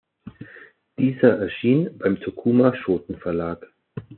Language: German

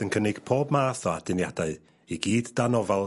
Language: Welsh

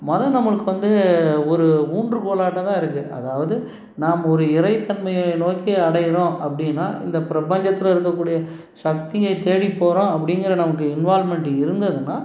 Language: Tamil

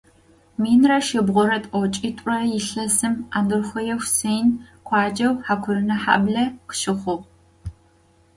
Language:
Adyghe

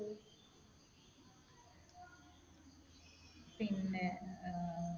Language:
Malayalam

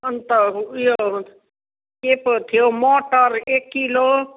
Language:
Nepali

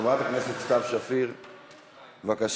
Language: Hebrew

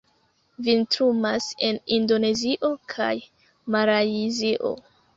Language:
Esperanto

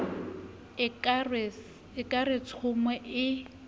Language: Southern Sotho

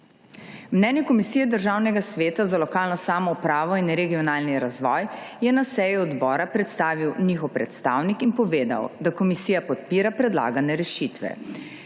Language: Slovenian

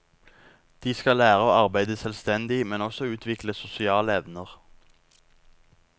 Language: Norwegian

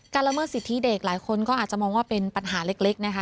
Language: Thai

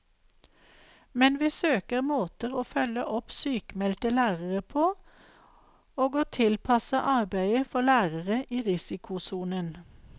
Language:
Norwegian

